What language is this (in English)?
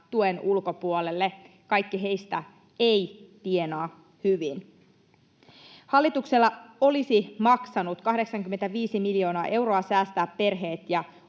Finnish